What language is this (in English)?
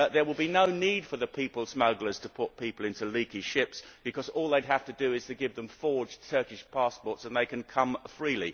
English